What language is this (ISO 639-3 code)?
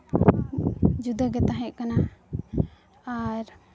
sat